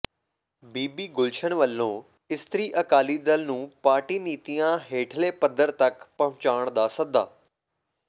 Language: Punjabi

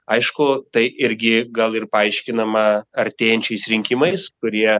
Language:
Lithuanian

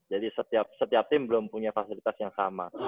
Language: Indonesian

